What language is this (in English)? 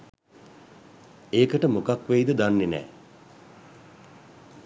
Sinhala